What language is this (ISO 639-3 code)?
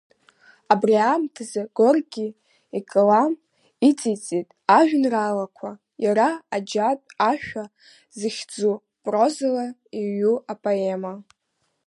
abk